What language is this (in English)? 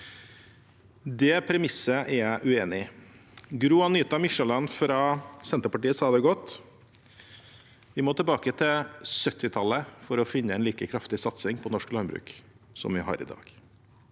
Norwegian